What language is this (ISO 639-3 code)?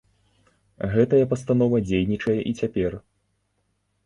bel